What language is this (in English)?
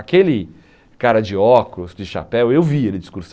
Portuguese